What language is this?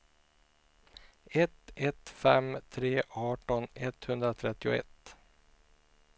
Swedish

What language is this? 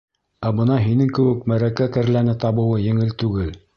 Bashkir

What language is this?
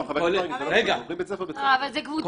Hebrew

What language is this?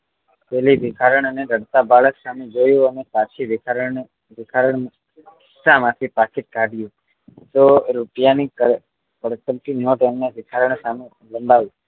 Gujarati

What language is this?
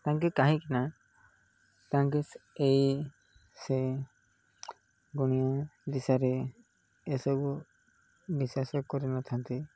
Odia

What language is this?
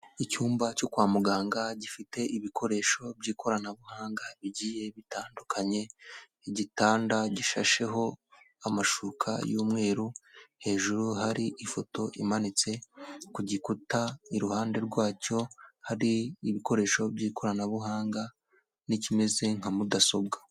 Kinyarwanda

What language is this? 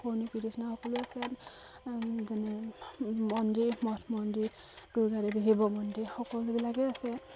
Assamese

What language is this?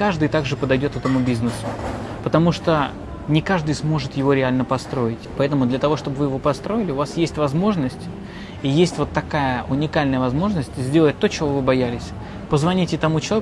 Russian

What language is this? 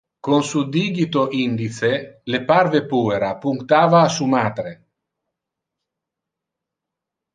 Interlingua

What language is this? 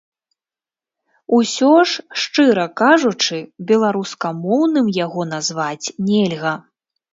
Belarusian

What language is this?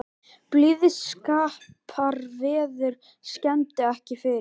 Icelandic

